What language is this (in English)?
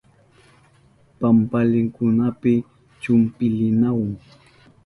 Southern Pastaza Quechua